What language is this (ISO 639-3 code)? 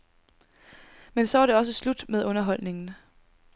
dan